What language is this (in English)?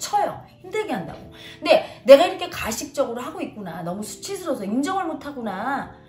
Korean